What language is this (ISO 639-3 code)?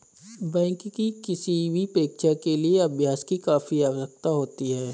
hin